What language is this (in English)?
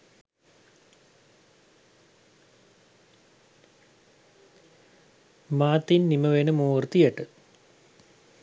Sinhala